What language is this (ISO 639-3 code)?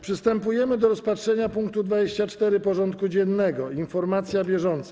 pol